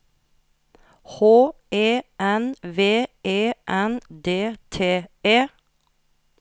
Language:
Norwegian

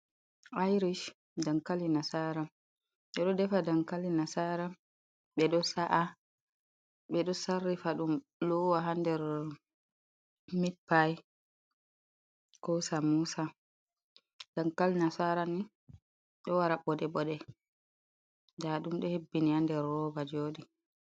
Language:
Fula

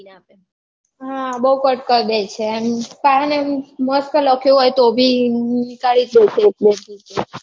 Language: Gujarati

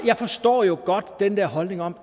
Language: Danish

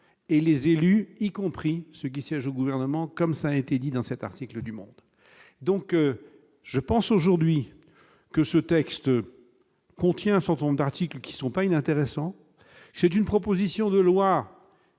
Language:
French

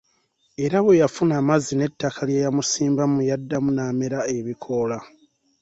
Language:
Ganda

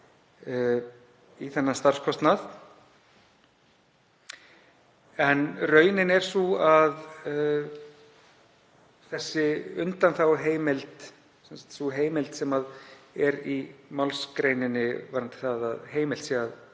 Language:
Icelandic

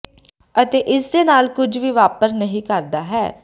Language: Punjabi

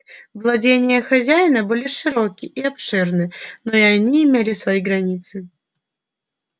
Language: Russian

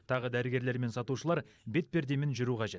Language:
Kazakh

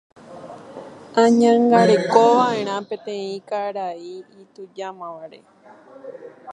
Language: Guarani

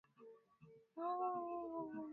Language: Swahili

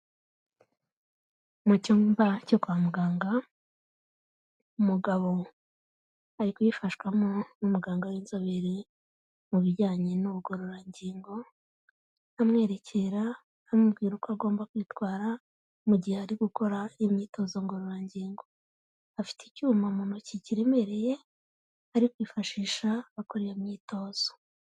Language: Kinyarwanda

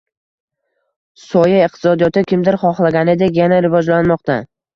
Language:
Uzbek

